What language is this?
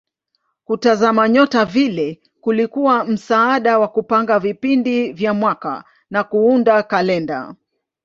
Swahili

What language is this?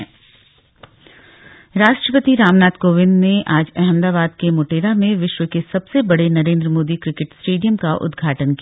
Hindi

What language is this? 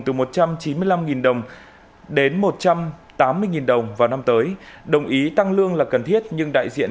Vietnamese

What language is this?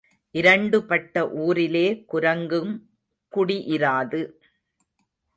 Tamil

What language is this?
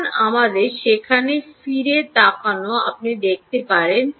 Bangla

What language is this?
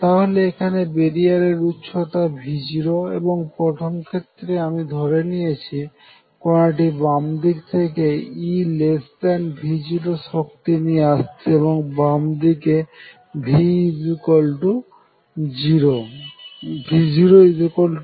Bangla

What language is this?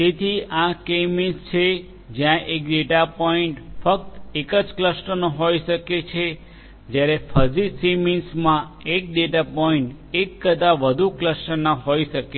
Gujarati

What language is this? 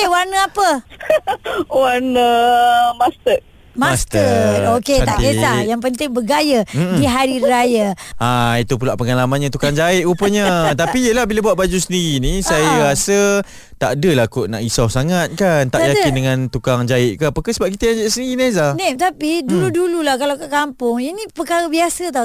Malay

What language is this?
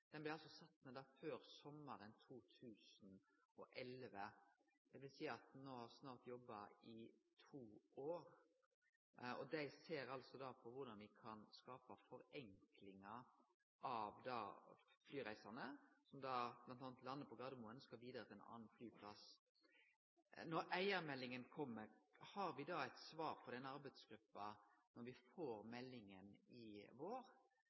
Norwegian Nynorsk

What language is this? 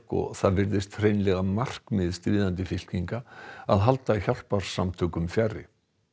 Icelandic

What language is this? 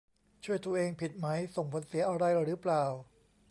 Thai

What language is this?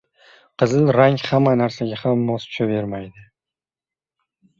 Uzbek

